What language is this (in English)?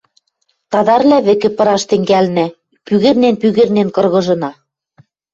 Western Mari